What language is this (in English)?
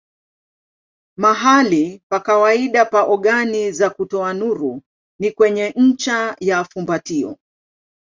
Swahili